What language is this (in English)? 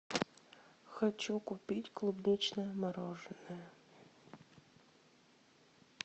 Russian